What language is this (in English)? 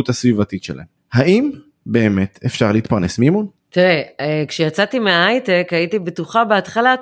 Hebrew